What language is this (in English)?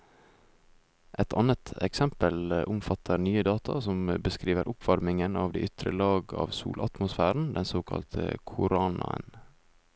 Norwegian